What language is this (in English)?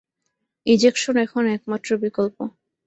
Bangla